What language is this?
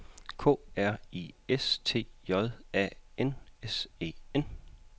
Danish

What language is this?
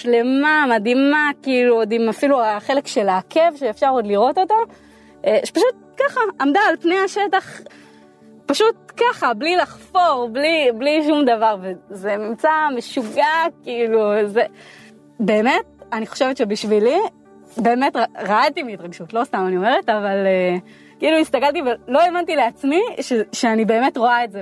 Hebrew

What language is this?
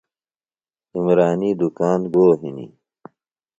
Phalura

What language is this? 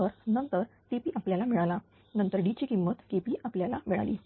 Marathi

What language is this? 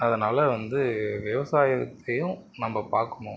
Tamil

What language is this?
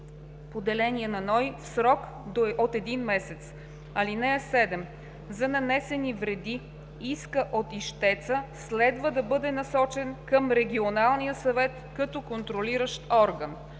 Bulgarian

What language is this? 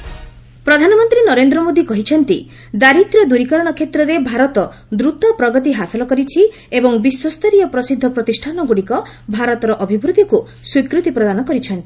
Odia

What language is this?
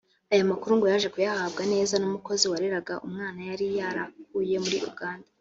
Kinyarwanda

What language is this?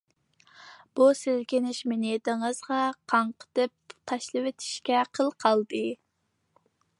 Uyghur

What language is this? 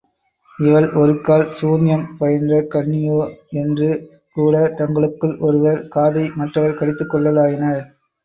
Tamil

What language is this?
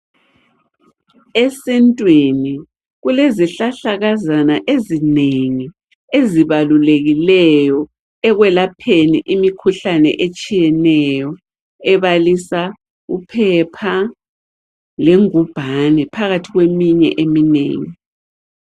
North Ndebele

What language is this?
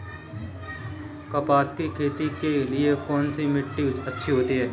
Hindi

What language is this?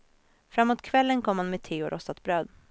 Swedish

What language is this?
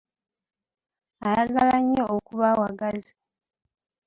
Ganda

